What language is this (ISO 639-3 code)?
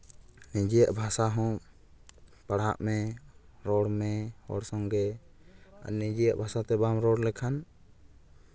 sat